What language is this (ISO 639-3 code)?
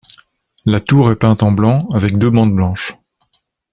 fra